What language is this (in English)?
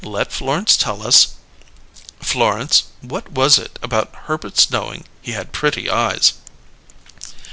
English